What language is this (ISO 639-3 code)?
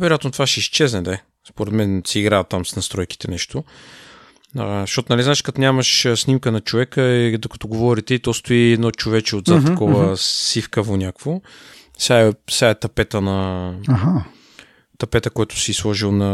bul